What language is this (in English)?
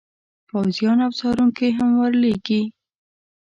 Pashto